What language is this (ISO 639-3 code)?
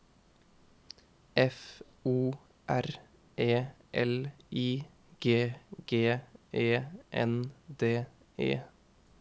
nor